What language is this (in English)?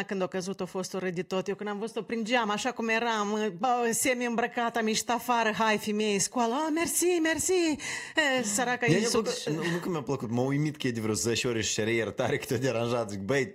Romanian